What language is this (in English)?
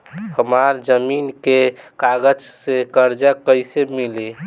Bhojpuri